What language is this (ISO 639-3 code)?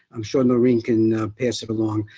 eng